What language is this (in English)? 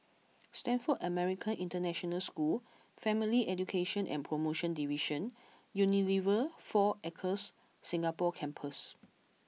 English